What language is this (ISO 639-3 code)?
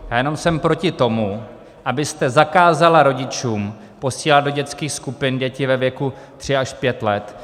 ces